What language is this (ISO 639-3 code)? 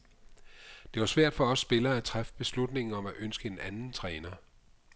dan